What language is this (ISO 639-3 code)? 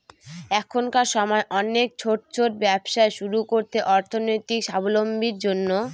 ben